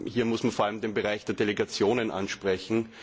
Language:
German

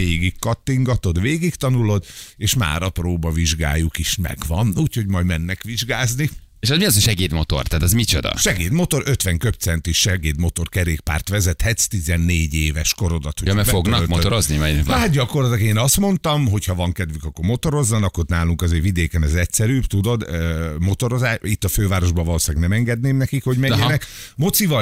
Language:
Hungarian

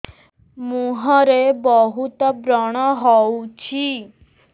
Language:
Odia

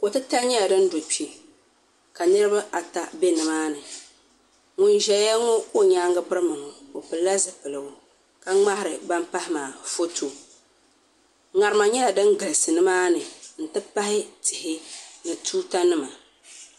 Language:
Dagbani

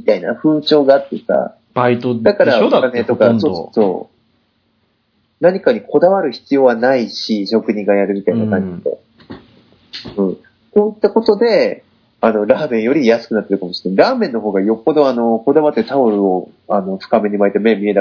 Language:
Japanese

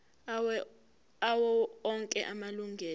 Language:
Zulu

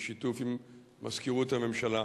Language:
Hebrew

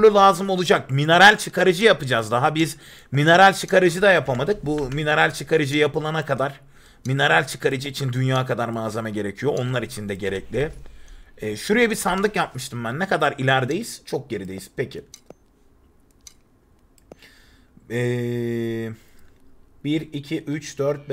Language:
Turkish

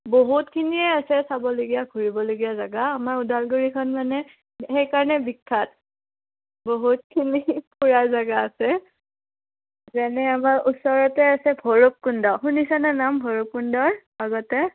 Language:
Assamese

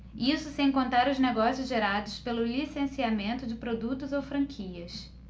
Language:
Portuguese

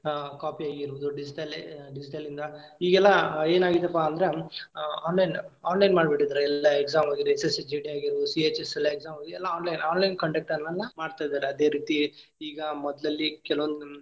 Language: Kannada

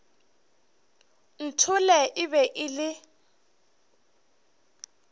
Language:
Northern Sotho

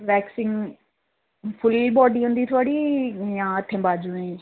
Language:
Dogri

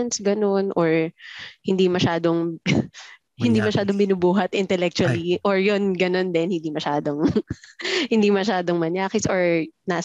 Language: Filipino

